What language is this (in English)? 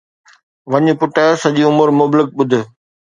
Sindhi